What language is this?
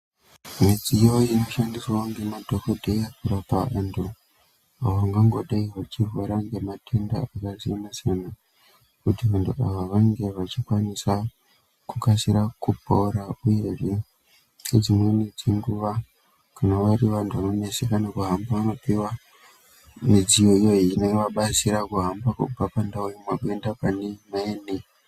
Ndau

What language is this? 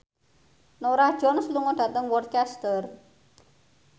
Javanese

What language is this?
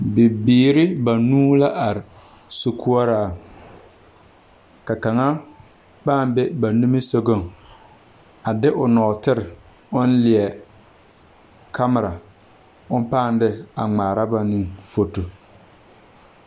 Southern Dagaare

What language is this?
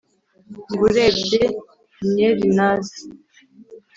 Kinyarwanda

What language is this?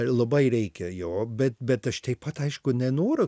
Lithuanian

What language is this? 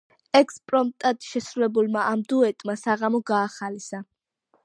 Georgian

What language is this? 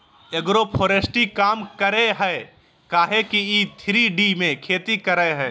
Magahi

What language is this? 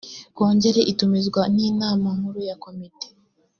Kinyarwanda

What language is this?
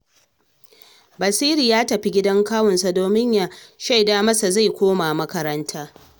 Hausa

